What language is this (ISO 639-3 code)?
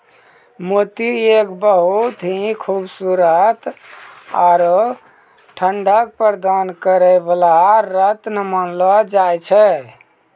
mai